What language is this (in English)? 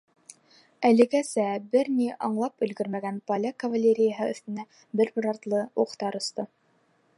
Bashkir